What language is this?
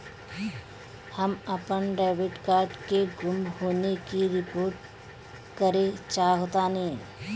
Bhojpuri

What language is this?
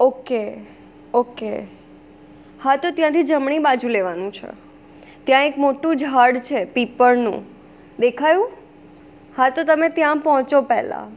Gujarati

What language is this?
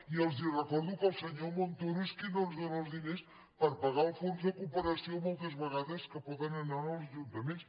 Catalan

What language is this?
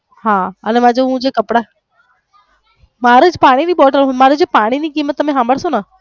Gujarati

